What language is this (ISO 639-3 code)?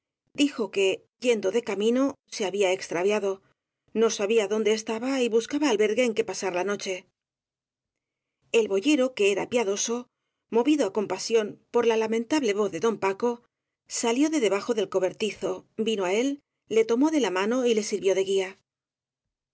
spa